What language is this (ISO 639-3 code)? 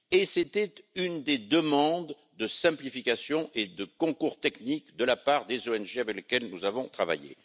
fra